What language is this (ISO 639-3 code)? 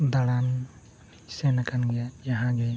sat